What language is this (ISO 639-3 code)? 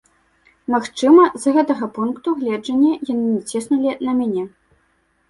bel